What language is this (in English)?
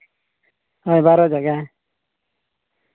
Santali